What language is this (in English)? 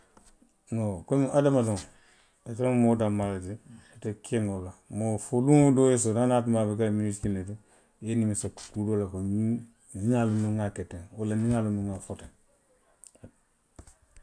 Western Maninkakan